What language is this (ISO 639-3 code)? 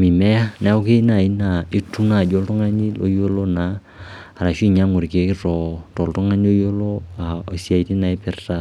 mas